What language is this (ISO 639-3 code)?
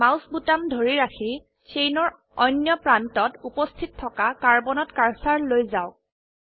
asm